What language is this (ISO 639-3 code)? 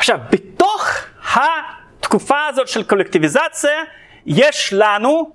heb